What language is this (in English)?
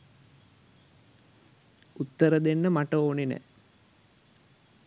Sinhala